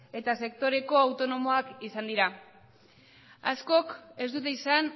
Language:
Basque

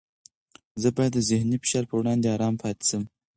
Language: Pashto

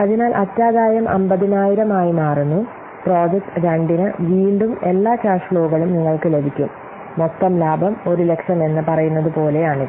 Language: Malayalam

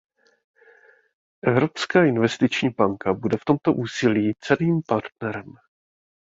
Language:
Czech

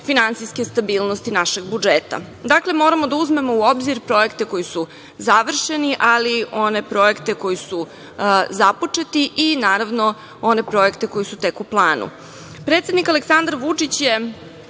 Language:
Serbian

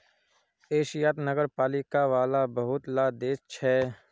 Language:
Magahi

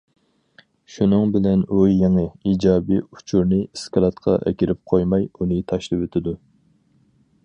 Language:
Uyghur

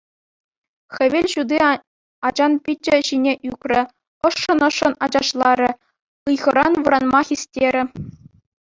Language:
Chuvash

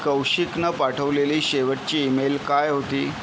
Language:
Marathi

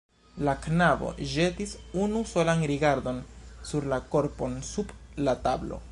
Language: Esperanto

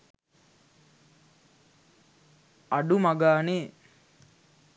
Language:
Sinhala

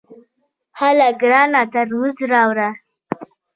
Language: Pashto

